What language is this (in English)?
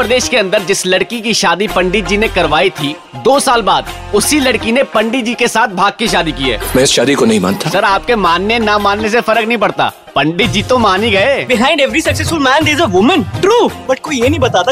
Hindi